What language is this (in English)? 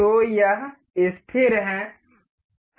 Hindi